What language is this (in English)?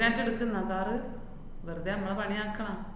Malayalam